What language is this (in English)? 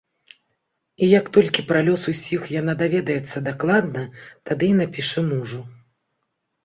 Belarusian